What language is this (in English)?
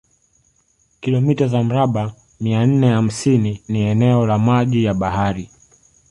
Swahili